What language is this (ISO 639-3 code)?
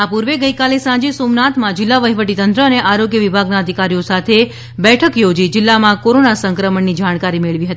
guj